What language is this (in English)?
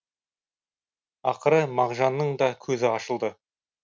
Kazakh